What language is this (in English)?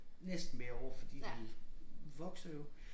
Danish